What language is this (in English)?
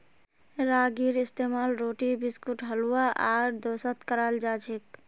Magahi